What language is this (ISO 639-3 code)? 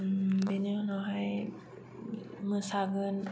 brx